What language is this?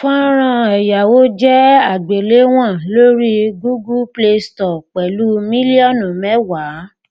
Yoruba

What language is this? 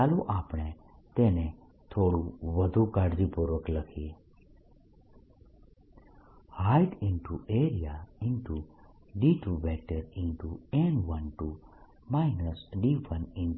Gujarati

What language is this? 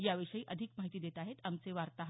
Marathi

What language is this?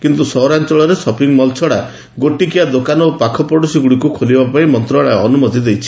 Odia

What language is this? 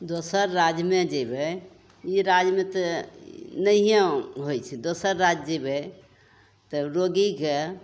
Maithili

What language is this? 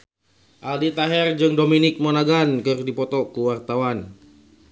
Sundanese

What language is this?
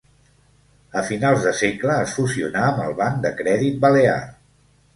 Catalan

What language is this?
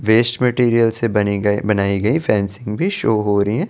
Hindi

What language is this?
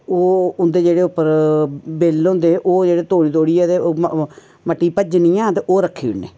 Dogri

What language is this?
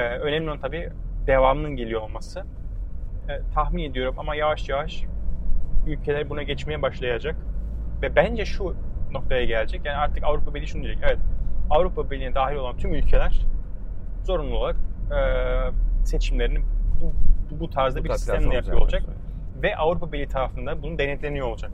Turkish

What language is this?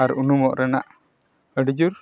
Santali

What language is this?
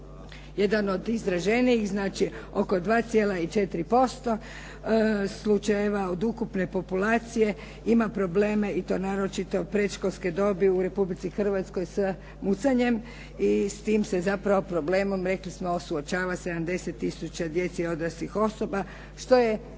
Croatian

